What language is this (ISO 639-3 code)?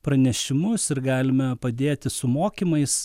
lit